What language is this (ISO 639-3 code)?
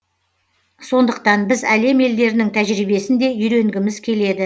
kaz